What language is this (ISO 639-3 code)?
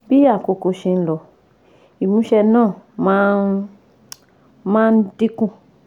yor